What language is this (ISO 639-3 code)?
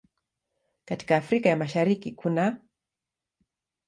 swa